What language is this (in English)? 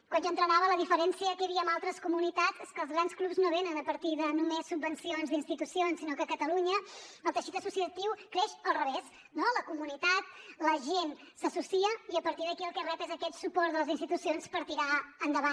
Catalan